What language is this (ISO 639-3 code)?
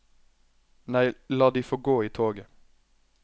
nor